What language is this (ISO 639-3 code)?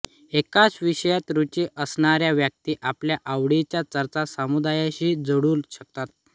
mar